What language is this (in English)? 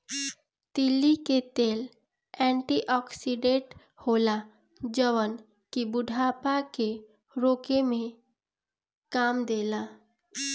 Bhojpuri